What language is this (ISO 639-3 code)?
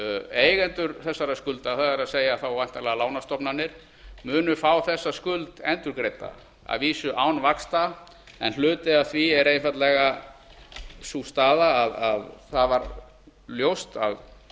isl